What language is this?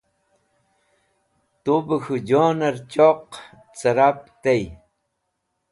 Wakhi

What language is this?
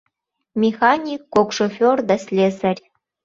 Mari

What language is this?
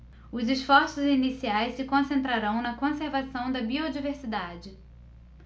Portuguese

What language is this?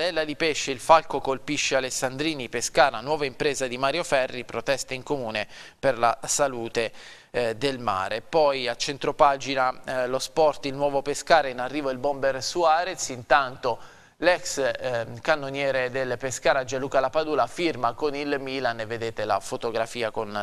Italian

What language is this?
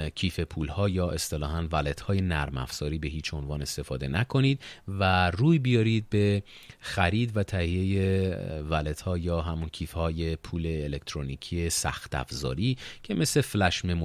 Persian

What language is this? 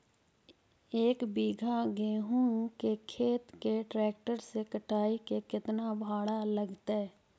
Magahi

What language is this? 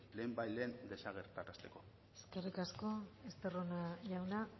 Basque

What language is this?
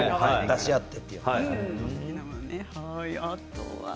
Japanese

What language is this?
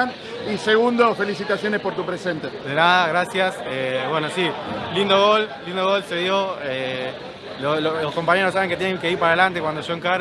Spanish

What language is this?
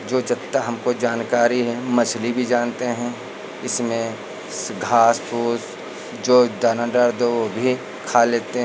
Hindi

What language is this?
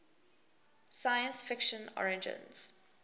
English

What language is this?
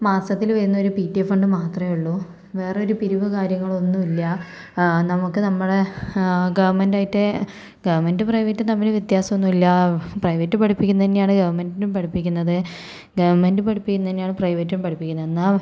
Malayalam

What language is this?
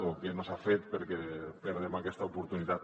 Catalan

